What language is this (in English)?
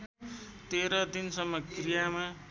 Nepali